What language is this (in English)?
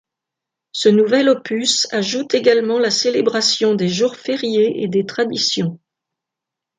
French